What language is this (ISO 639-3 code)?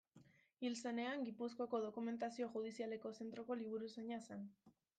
eus